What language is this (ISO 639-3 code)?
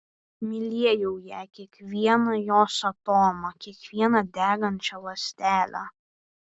lit